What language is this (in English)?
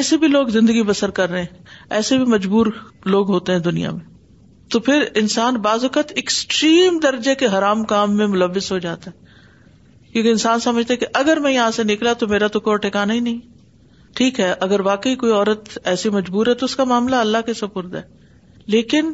Urdu